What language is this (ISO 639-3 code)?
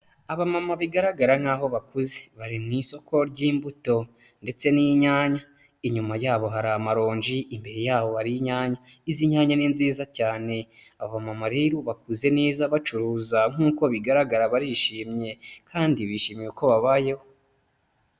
kin